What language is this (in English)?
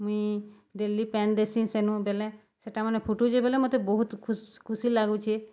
Odia